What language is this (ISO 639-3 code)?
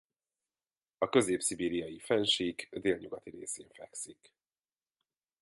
hun